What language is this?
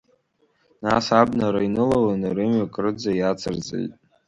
Abkhazian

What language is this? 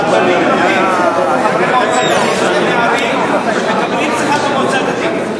Hebrew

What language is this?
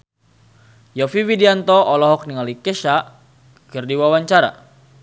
Sundanese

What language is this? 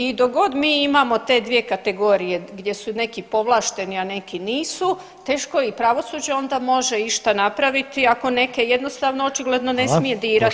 Croatian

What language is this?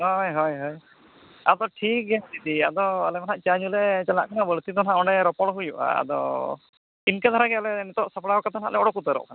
Santali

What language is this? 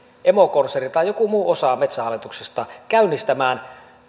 Finnish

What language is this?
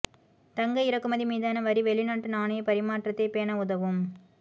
Tamil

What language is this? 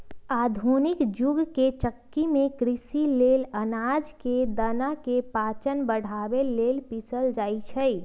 Magahi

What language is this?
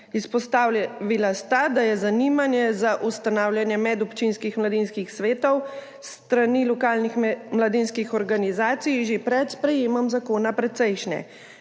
Slovenian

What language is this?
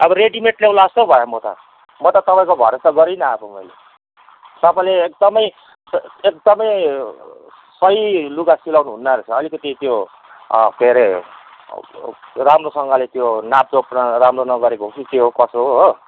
Nepali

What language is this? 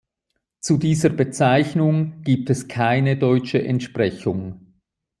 German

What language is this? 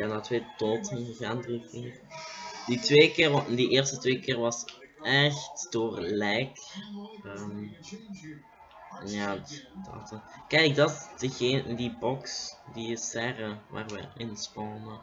Dutch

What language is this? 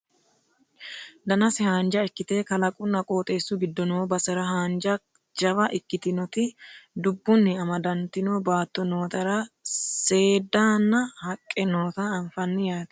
Sidamo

